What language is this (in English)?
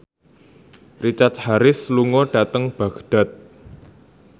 Javanese